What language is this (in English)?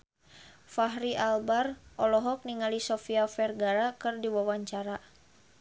Sundanese